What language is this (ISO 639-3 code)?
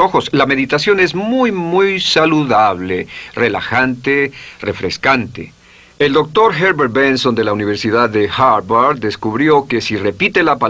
spa